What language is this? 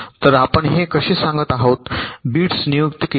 Marathi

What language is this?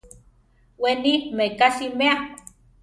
Central Tarahumara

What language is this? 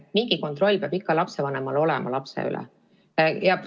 Estonian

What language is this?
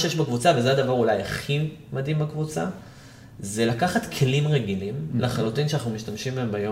Hebrew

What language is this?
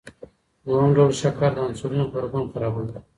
Pashto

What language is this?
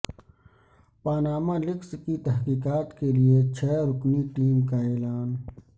Urdu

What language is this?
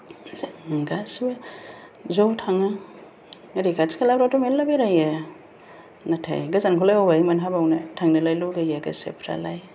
Bodo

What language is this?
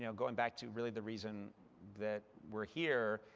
English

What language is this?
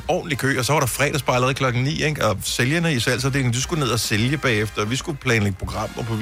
Danish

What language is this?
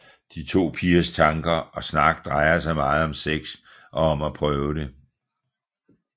Danish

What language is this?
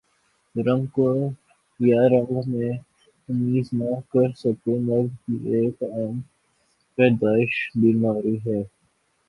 Urdu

